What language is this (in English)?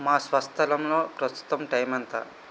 Telugu